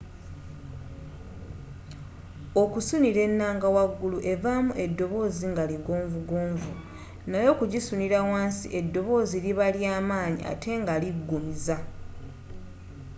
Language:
Ganda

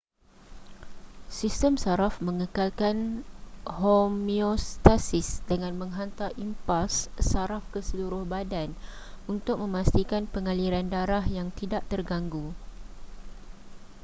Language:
Malay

